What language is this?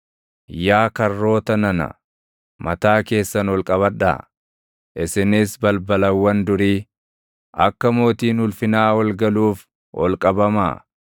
Oromo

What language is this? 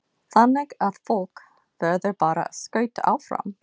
Icelandic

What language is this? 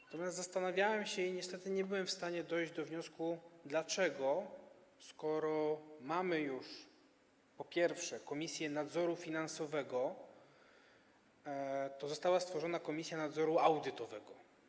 Polish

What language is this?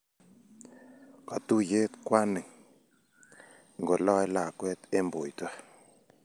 Kalenjin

